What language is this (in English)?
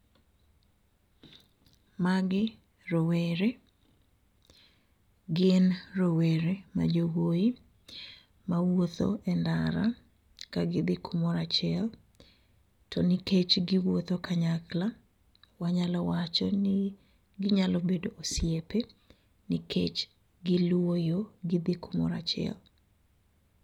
Luo (Kenya and Tanzania)